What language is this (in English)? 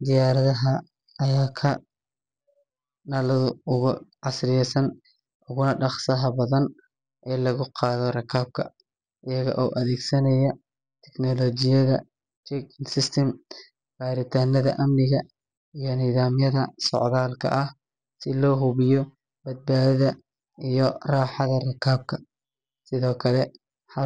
Somali